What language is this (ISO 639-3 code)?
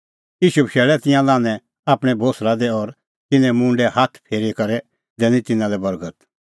kfx